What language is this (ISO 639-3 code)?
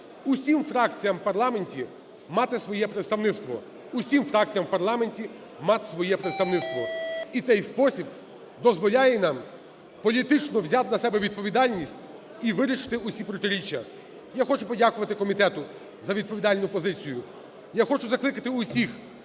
ukr